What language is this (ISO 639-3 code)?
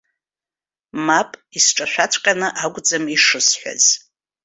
abk